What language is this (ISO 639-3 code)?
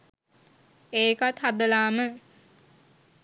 sin